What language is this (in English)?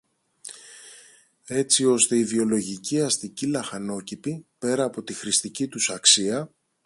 Greek